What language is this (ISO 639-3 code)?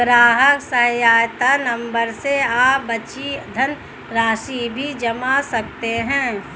hin